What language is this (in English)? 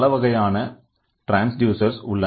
Tamil